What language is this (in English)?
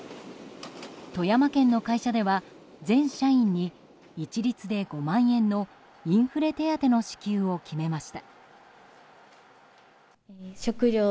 Japanese